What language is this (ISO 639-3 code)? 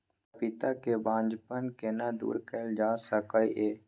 mai